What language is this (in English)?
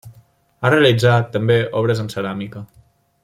Catalan